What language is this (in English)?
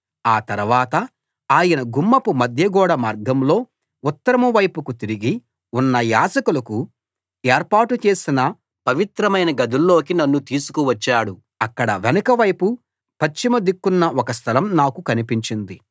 Telugu